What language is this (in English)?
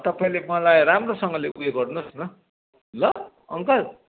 Nepali